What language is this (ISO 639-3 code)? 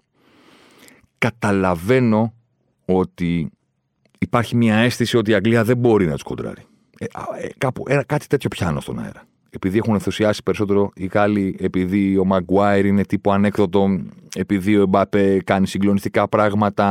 ell